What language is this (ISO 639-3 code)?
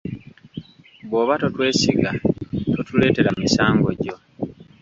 lug